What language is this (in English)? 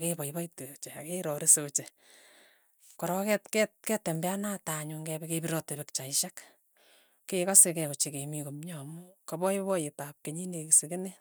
Tugen